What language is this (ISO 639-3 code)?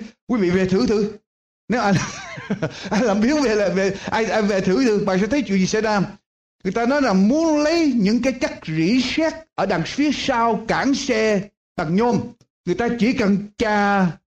vie